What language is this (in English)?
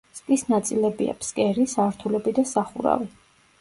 Georgian